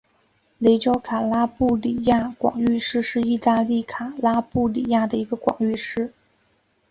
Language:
Chinese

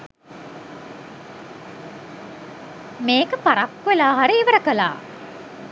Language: Sinhala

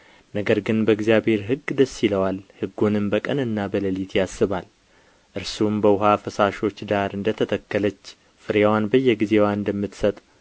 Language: Amharic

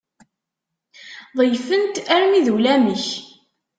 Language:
Kabyle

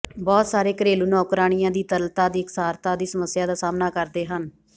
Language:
Punjabi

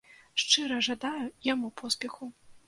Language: Belarusian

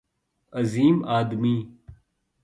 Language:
Urdu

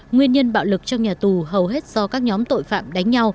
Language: Vietnamese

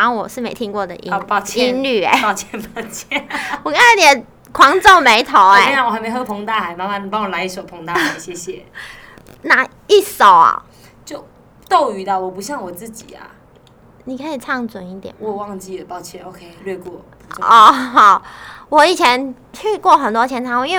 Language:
Chinese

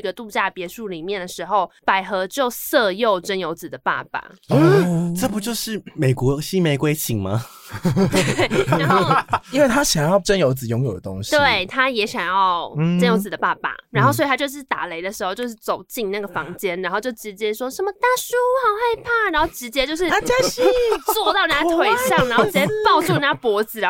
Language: Chinese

